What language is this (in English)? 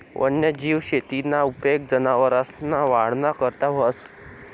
Marathi